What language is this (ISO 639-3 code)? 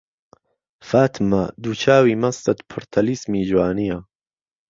ckb